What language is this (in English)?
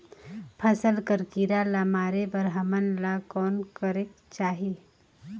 Chhattisgarhi